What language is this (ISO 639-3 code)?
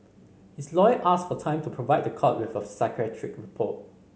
eng